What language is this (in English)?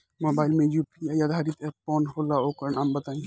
Bhojpuri